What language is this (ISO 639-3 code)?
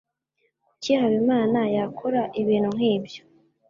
kin